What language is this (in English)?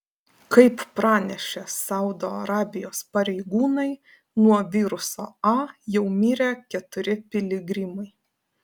Lithuanian